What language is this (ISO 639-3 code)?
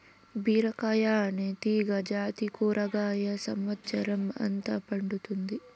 tel